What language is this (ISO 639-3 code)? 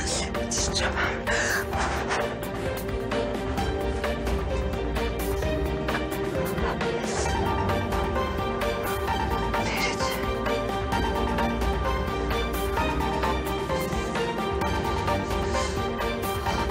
tur